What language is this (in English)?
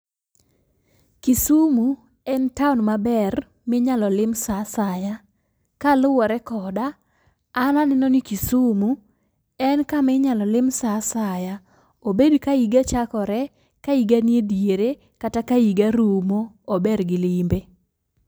Luo (Kenya and Tanzania)